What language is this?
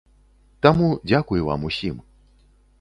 Belarusian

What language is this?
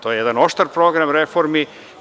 Serbian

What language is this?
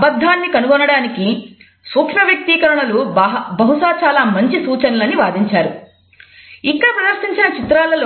Telugu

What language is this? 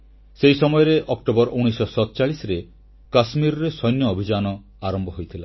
Odia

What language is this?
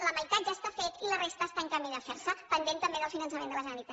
Catalan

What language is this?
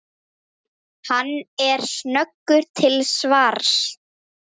Icelandic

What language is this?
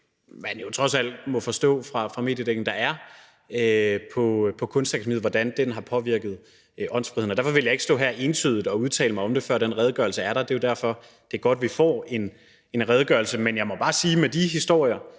Danish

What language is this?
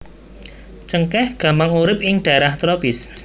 Javanese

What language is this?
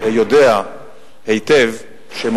Hebrew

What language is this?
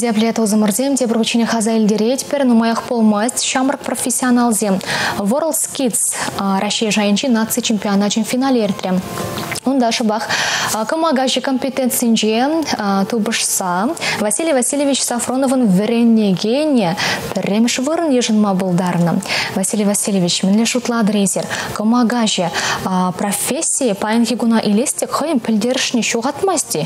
Russian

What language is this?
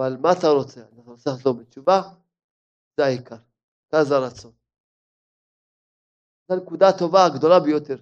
Hebrew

